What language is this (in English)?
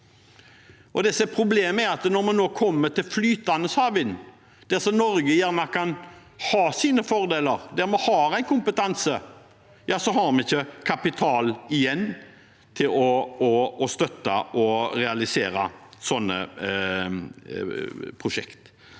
Norwegian